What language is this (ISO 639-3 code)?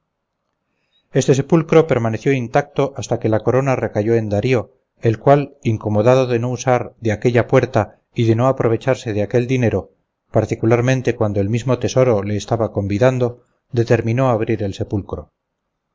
spa